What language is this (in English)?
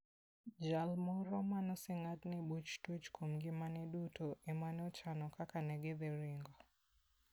Luo (Kenya and Tanzania)